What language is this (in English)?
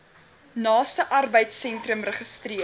Afrikaans